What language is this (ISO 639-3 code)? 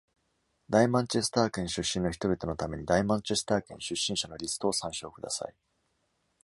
jpn